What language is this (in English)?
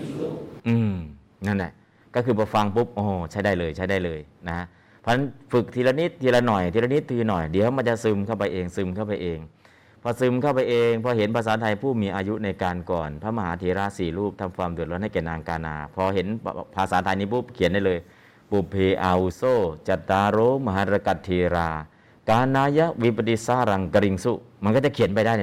Thai